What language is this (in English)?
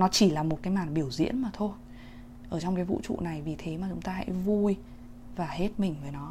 Vietnamese